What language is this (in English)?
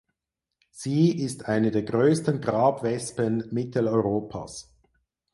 German